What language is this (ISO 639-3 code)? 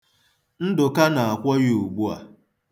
ibo